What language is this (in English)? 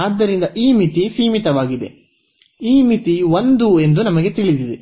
Kannada